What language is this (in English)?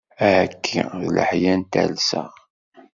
Kabyle